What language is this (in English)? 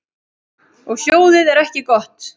Icelandic